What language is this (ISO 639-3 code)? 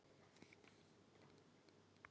isl